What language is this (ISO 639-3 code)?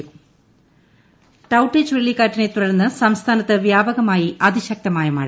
mal